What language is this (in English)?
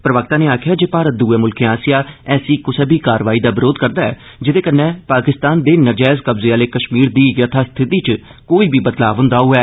Dogri